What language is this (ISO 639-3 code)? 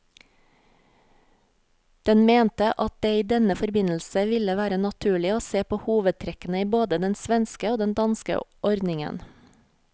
nor